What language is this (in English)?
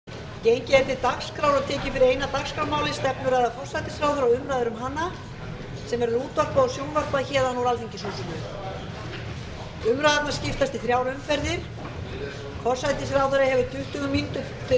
Icelandic